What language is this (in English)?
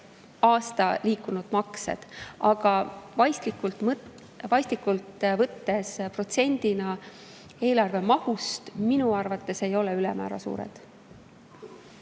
Estonian